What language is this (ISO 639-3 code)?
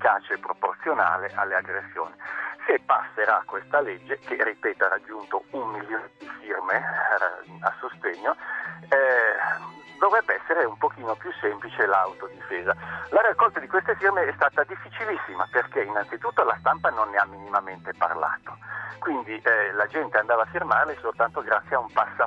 ita